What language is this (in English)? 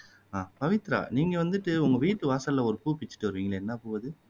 Tamil